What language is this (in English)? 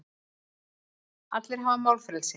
Icelandic